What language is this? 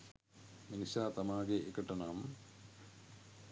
Sinhala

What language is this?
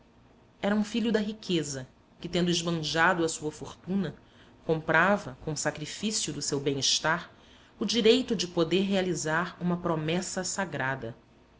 Portuguese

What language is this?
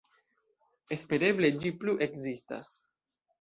Esperanto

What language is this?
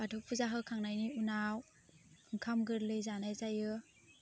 Bodo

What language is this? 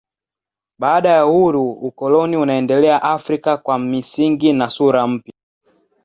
Swahili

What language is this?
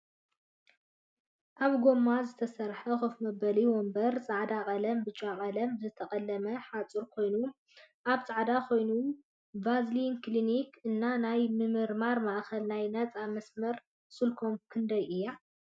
Tigrinya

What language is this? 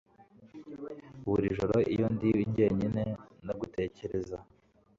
Kinyarwanda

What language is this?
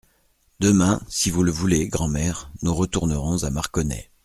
French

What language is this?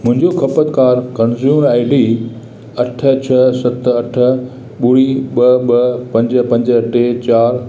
Sindhi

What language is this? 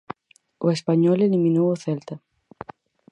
Galician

